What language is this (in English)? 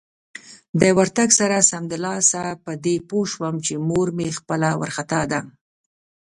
Pashto